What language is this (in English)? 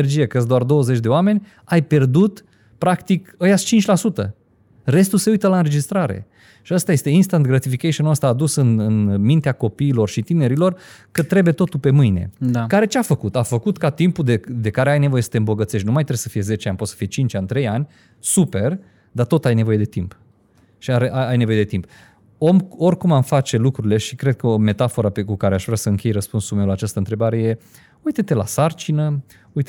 Romanian